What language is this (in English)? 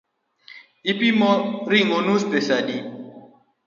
Luo (Kenya and Tanzania)